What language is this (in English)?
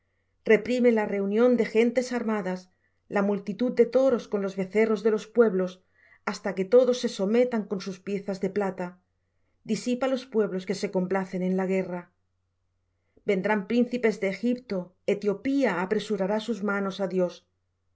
Spanish